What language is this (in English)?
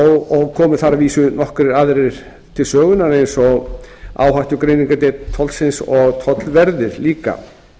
Icelandic